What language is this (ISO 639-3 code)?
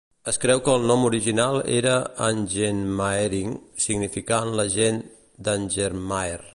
cat